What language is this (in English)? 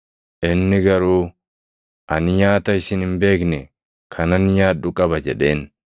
Oromo